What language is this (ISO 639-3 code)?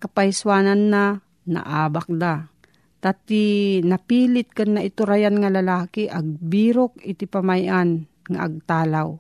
fil